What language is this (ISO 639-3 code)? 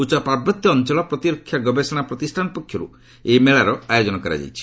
ori